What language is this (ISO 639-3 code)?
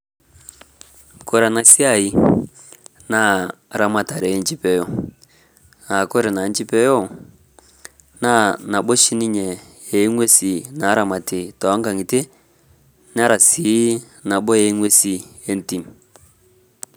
mas